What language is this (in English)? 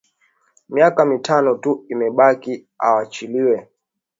Swahili